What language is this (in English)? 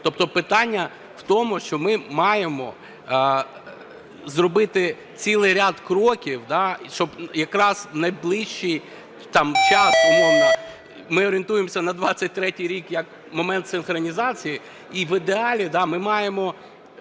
Ukrainian